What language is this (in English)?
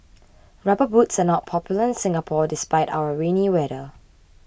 English